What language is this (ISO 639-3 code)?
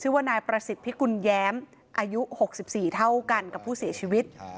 tha